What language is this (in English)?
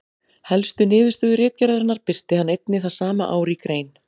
Icelandic